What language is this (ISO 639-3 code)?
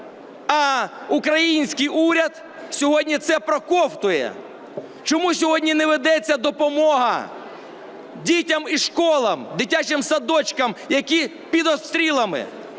ukr